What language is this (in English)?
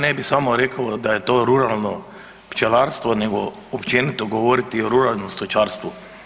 Croatian